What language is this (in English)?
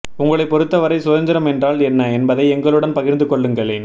Tamil